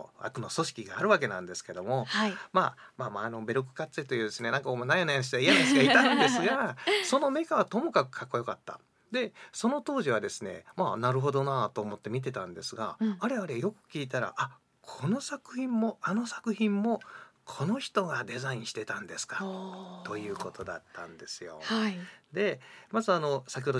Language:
Japanese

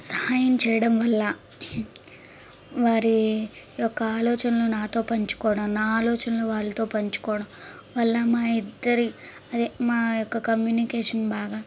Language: Telugu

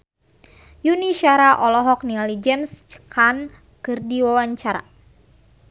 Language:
Sundanese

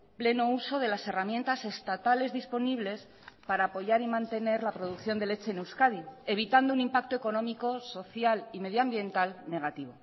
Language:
Spanish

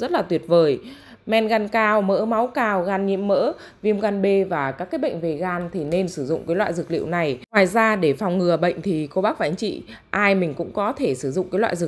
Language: Vietnamese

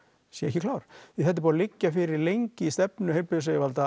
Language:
Icelandic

